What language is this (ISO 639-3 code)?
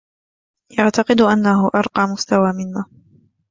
ara